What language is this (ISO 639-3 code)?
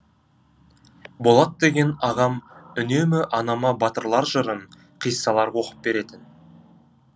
kaz